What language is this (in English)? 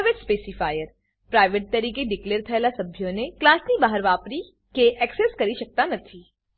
Gujarati